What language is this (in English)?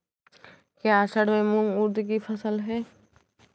Hindi